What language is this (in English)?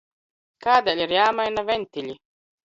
Latvian